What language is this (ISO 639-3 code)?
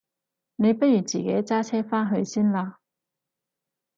yue